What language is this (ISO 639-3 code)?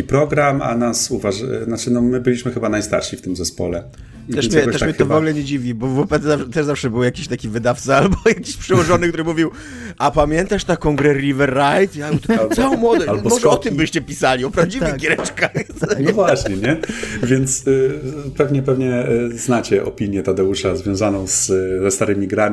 pol